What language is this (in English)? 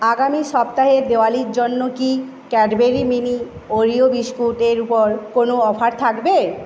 Bangla